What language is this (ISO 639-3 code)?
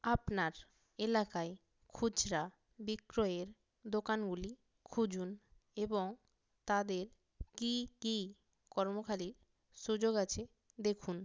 ben